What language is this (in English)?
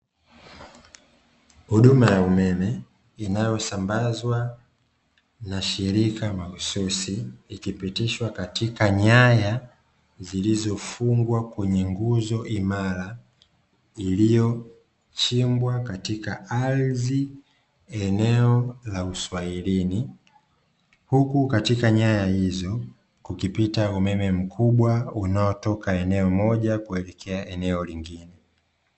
Swahili